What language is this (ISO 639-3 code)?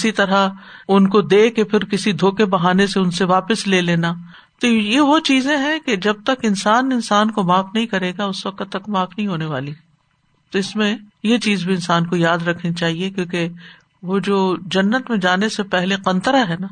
urd